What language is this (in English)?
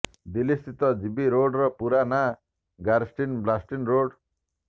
Odia